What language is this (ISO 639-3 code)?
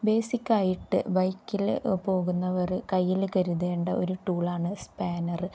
mal